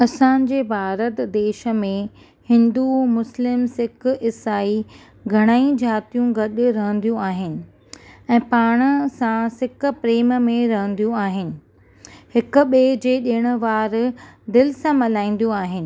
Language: Sindhi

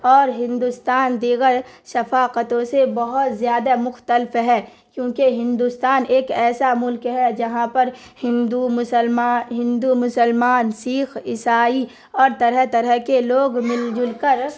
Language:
Urdu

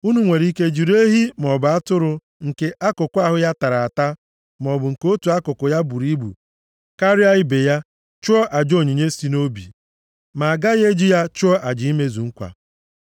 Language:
Igbo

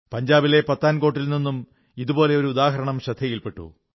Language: Malayalam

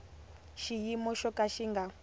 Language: Tsonga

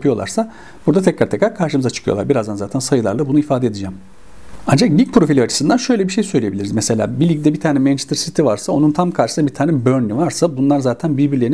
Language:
Turkish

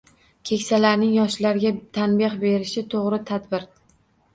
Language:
Uzbek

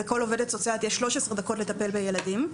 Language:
Hebrew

